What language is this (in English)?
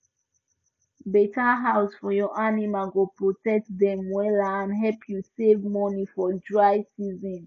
Nigerian Pidgin